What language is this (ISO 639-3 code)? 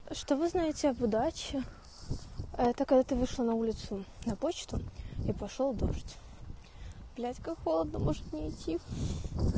rus